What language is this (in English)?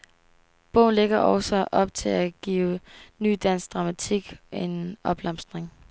Danish